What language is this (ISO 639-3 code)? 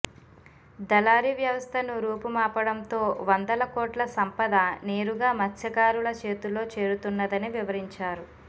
tel